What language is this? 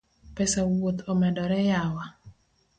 Luo (Kenya and Tanzania)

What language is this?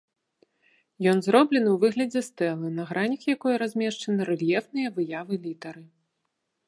Belarusian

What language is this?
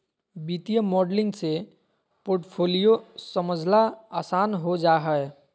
Magahi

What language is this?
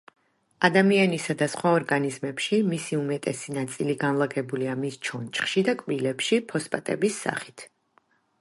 Georgian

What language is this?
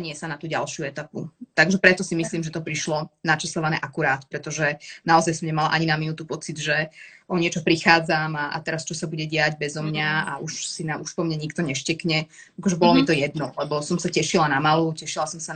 Slovak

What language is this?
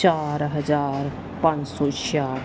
Punjabi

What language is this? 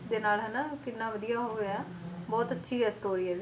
Punjabi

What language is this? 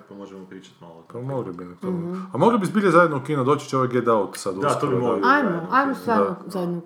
Croatian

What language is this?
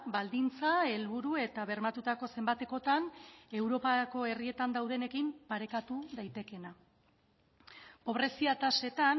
Basque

